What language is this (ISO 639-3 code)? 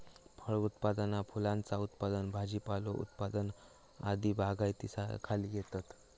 mar